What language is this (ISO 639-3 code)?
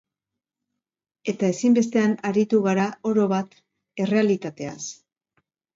eus